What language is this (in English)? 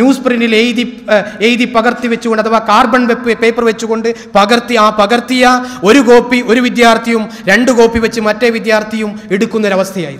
Arabic